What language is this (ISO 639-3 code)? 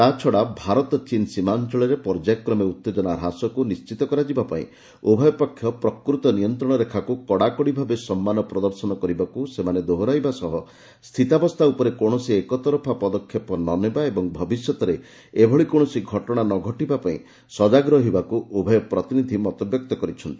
ori